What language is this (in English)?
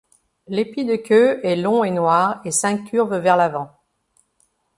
French